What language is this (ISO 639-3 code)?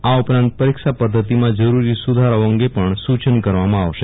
guj